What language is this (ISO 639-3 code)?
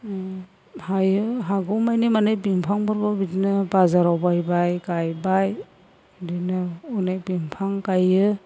brx